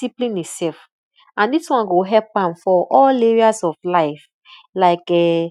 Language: Nigerian Pidgin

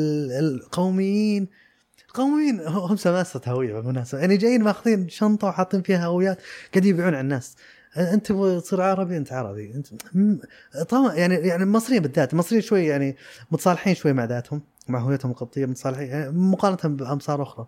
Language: Arabic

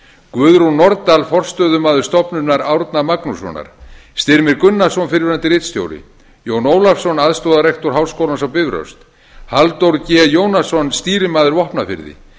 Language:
Icelandic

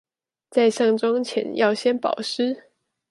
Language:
Chinese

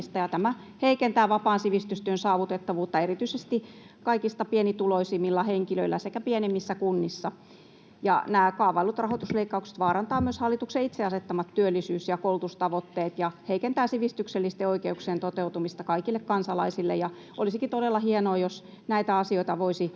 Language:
Finnish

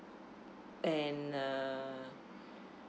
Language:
English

